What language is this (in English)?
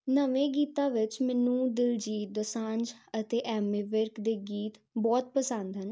Punjabi